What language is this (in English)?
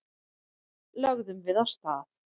Icelandic